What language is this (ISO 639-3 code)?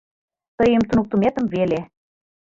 chm